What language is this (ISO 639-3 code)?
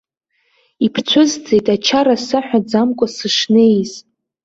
abk